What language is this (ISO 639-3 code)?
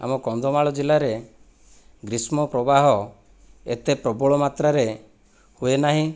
ori